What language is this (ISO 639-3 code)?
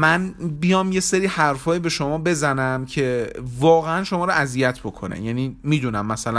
fas